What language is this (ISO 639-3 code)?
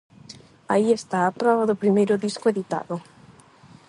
glg